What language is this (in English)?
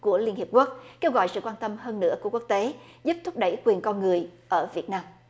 Vietnamese